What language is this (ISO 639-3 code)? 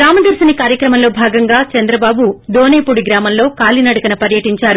tel